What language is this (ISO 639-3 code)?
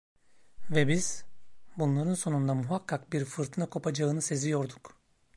tur